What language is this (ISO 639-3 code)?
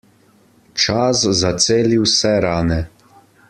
slv